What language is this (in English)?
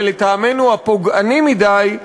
Hebrew